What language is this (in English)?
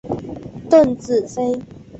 Chinese